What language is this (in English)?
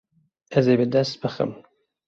Kurdish